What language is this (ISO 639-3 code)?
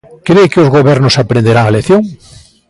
glg